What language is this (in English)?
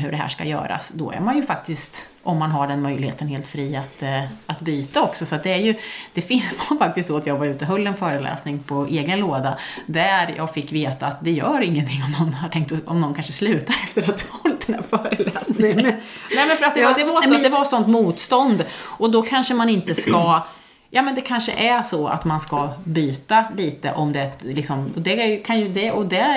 Swedish